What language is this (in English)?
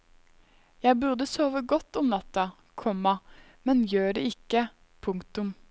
Norwegian